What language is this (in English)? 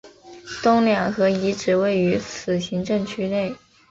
Chinese